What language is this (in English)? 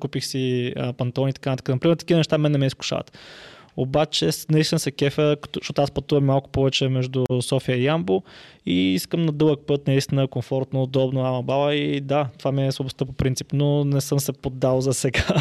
Bulgarian